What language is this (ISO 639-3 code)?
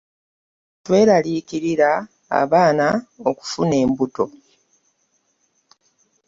lug